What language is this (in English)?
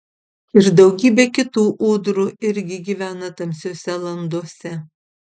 Lithuanian